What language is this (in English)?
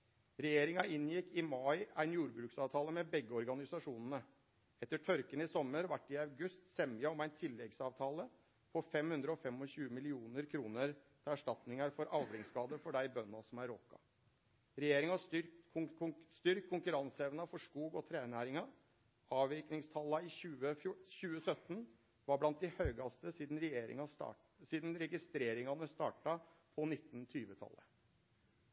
Norwegian Nynorsk